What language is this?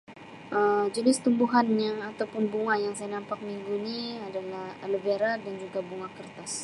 Sabah Malay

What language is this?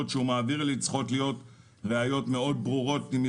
Hebrew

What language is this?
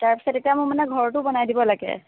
Assamese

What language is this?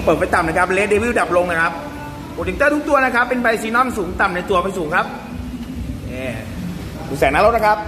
Thai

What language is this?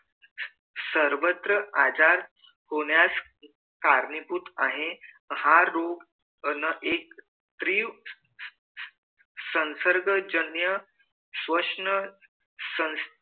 Marathi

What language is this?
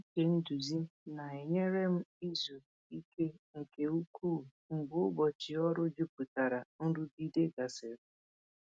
Igbo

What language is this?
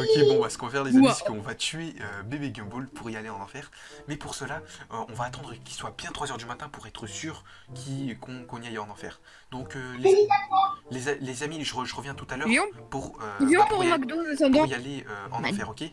French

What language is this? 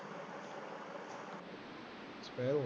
Punjabi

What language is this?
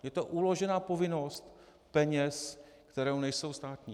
Czech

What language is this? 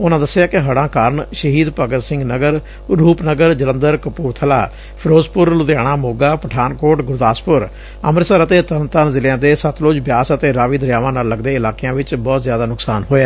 Punjabi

